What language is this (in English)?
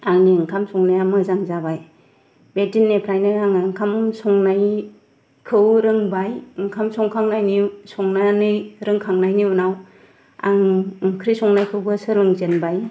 Bodo